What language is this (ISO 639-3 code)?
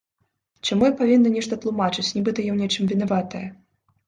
bel